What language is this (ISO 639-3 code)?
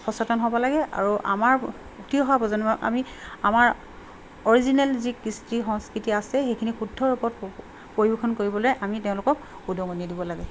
asm